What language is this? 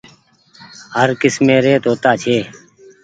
Goaria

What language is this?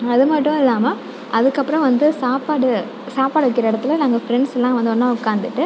Tamil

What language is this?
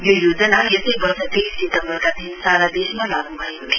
Nepali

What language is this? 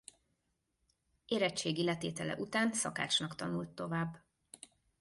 Hungarian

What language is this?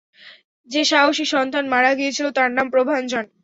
Bangla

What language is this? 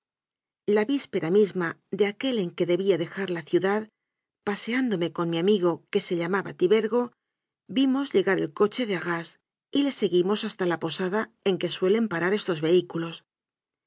Spanish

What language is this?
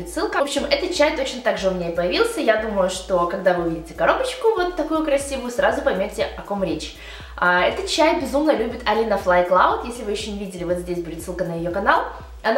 Russian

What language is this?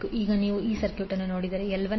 Kannada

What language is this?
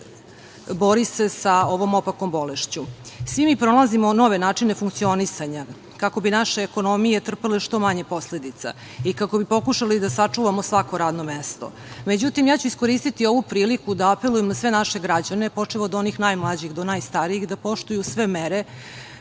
Serbian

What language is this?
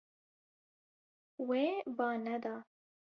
Kurdish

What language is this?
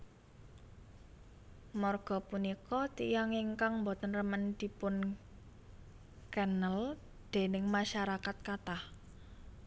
Javanese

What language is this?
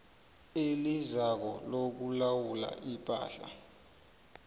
South Ndebele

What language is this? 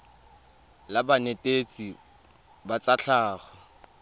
Tswana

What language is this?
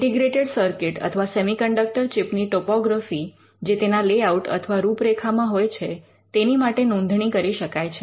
Gujarati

